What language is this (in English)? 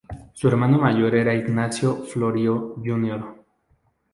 Spanish